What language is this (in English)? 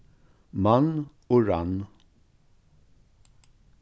Faroese